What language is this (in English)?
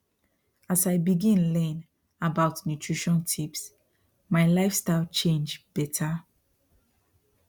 Nigerian Pidgin